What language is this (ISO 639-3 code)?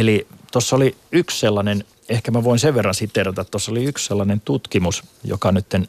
fin